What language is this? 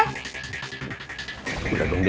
Indonesian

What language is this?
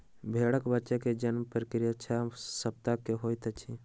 Maithili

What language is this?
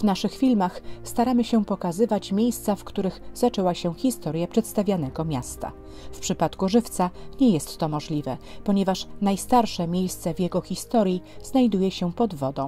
Polish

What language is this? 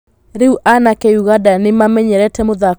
Kikuyu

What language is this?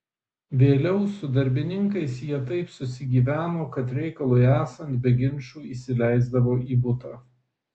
Lithuanian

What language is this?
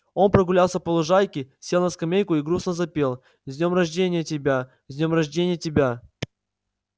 Russian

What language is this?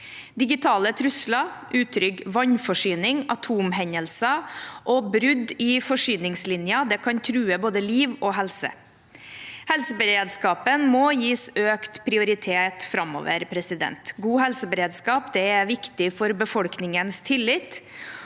Norwegian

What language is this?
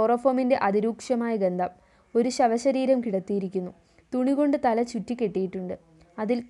Malayalam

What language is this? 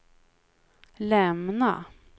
Swedish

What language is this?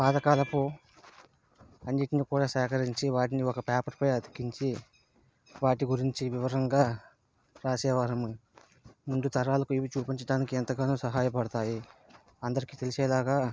Telugu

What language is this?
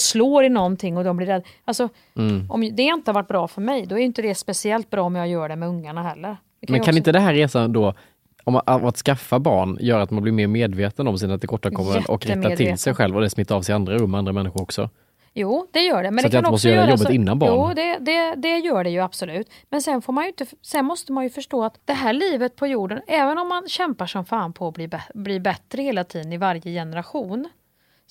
Swedish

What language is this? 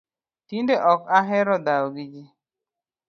Luo (Kenya and Tanzania)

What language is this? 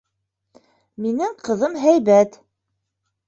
Bashkir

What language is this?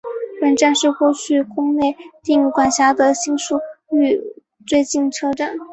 Chinese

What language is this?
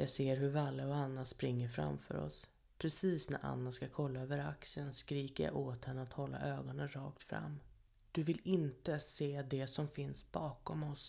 Swedish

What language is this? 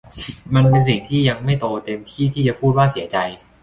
Thai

